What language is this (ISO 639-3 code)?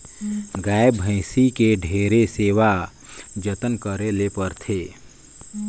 hne